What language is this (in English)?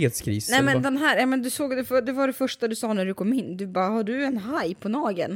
Swedish